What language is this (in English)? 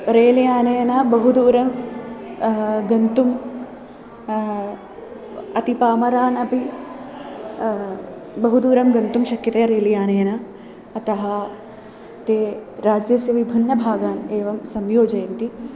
Sanskrit